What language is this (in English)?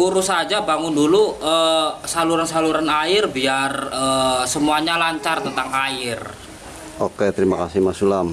Indonesian